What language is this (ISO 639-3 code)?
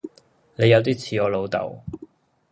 yue